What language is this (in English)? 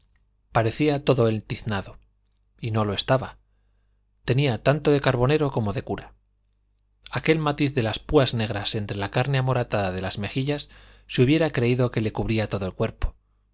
Spanish